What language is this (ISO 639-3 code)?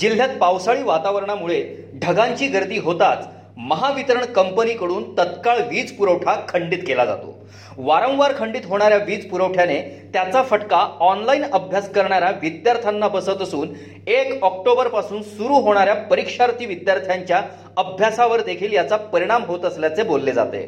mar